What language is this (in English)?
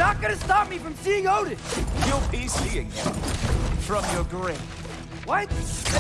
English